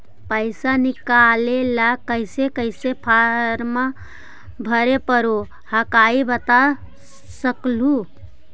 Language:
Magahi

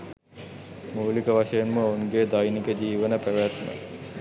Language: Sinhala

